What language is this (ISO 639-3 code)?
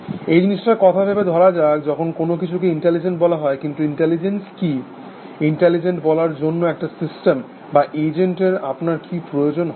ben